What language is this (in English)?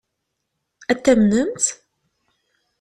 Kabyle